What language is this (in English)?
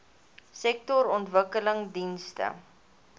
Afrikaans